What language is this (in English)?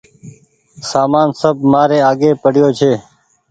Goaria